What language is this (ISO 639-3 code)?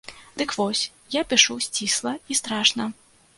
bel